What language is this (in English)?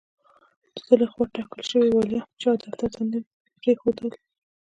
Pashto